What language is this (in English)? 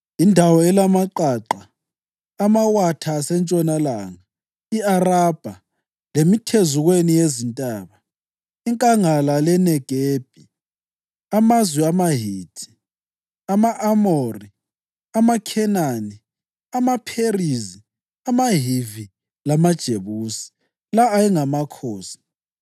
North Ndebele